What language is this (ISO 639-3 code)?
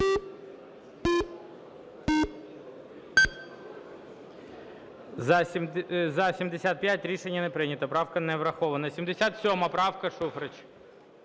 ukr